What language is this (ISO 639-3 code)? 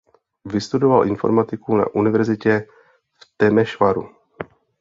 ces